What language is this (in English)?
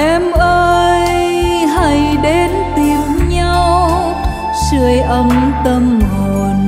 Vietnamese